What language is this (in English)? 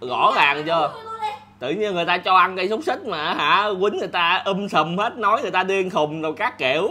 Vietnamese